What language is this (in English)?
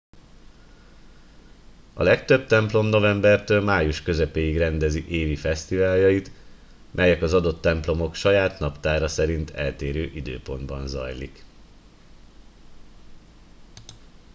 Hungarian